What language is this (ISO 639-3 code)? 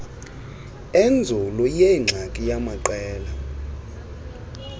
xho